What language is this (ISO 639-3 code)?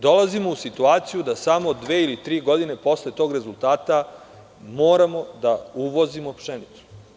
srp